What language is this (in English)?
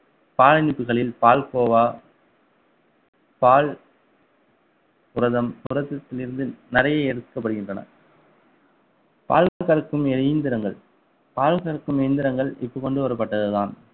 Tamil